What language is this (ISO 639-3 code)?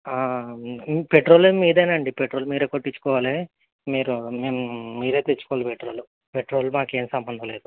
tel